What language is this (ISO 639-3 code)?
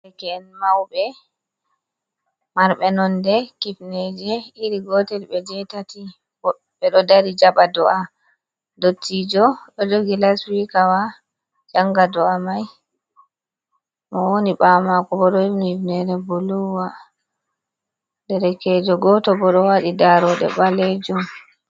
ful